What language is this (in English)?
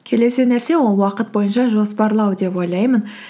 Kazakh